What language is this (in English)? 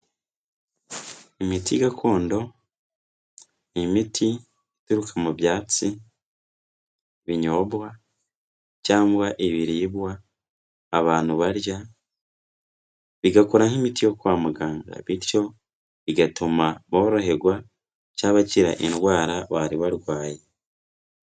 Kinyarwanda